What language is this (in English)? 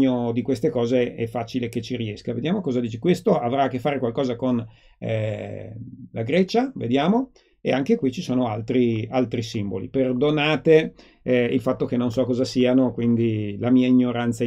Italian